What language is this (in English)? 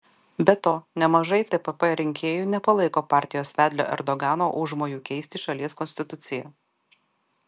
Lithuanian